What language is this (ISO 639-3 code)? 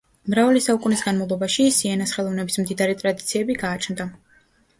kat